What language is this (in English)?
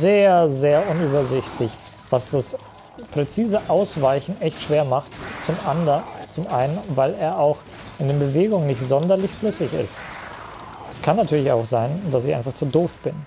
German